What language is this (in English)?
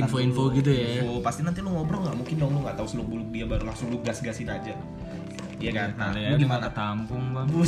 Indonesian